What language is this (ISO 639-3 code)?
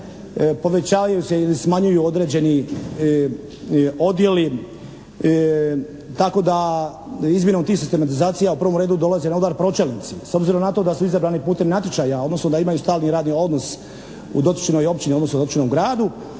hrv